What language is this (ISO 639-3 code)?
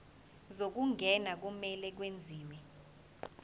zul